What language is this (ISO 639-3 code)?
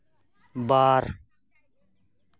sat